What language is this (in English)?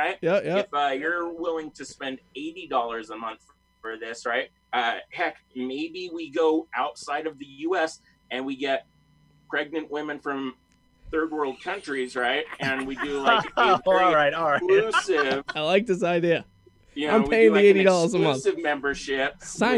English